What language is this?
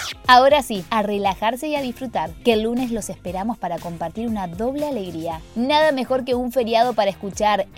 Spanish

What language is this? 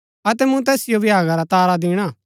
Gaddi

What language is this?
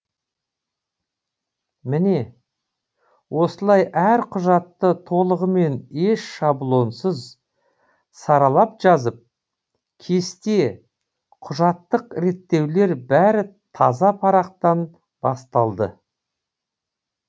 Kazakh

